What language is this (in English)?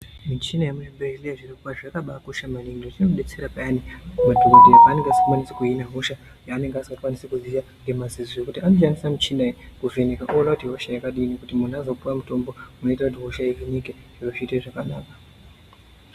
Ndau